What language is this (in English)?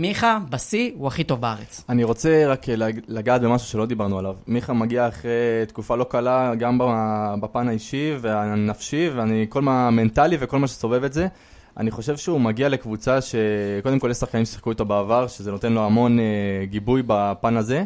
Hebrew